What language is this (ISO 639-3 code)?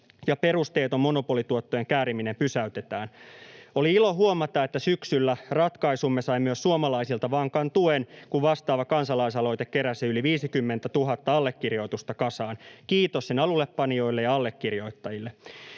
fin